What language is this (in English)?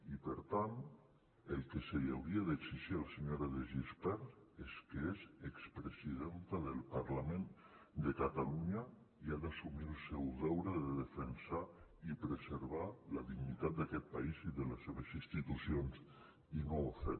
Catalan